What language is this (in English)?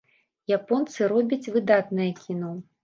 Belarusian